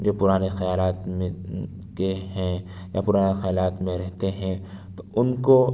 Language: Urdu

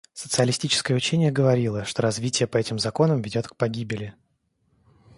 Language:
Russian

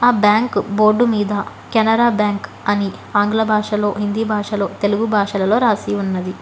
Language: Telugu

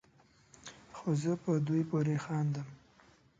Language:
Pashto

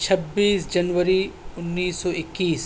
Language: Urdu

